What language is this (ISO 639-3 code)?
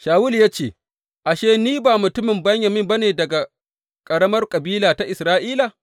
hau